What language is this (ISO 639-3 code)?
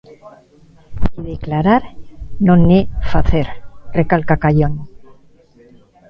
glg